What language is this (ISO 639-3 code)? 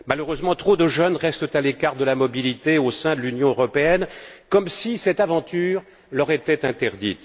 fra